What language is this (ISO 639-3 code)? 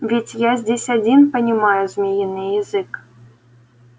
rus